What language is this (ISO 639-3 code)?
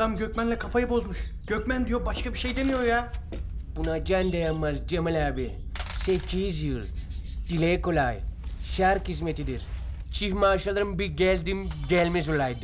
tur